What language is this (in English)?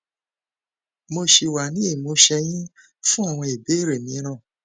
Yoruba